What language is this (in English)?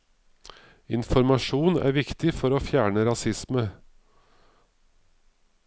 Norwegian